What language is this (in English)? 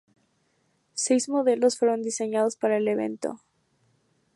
Spanish